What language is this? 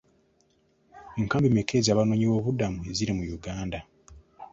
Ganda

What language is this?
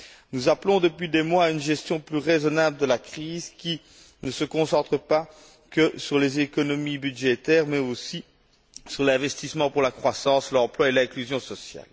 French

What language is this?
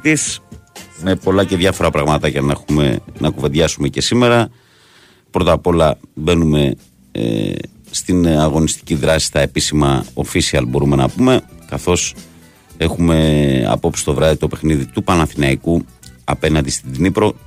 Greek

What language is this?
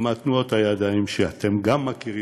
Hebrew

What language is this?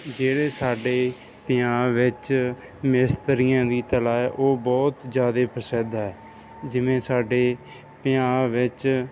Punjabi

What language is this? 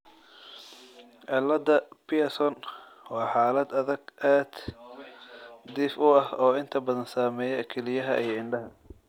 Somali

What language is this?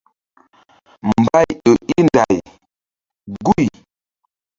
Mbum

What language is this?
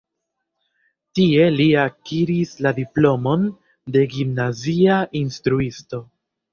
Esperanto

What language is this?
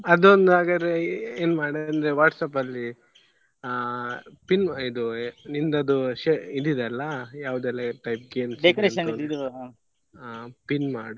Kannada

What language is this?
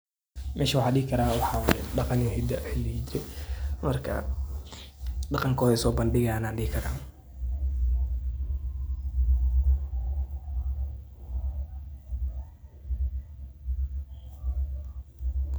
Somali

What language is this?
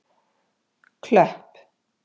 Icelandic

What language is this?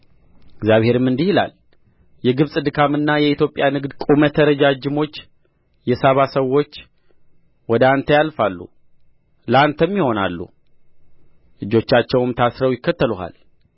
Amharic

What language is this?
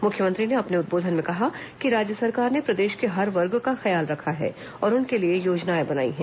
Hindi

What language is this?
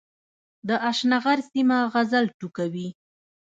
Pashto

